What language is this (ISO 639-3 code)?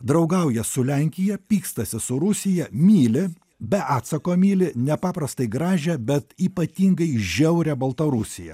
lit